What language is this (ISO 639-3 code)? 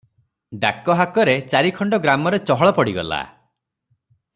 ori